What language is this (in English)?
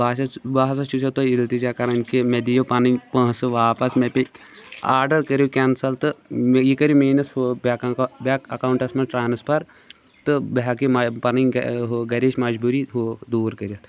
Kashmiri